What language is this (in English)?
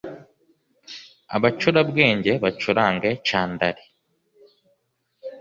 Kinyarwanda